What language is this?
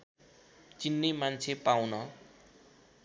Nepali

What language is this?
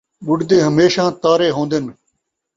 Saraiki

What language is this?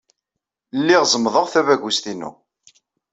Kabyle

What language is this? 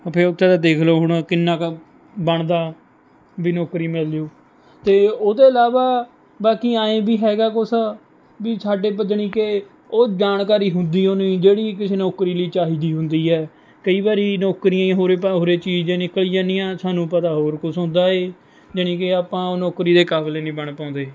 Punjabi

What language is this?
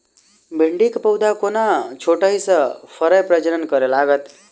Maithili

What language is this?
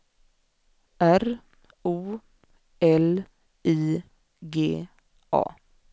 Swedish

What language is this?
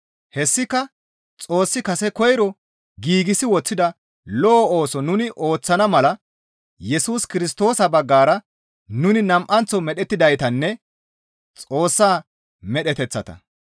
Gamo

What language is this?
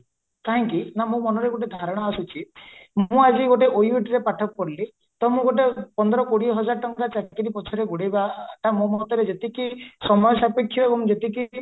Odia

